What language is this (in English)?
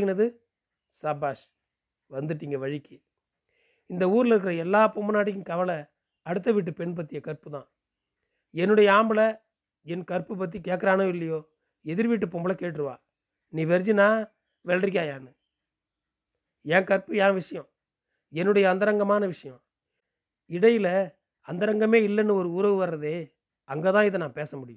Tamil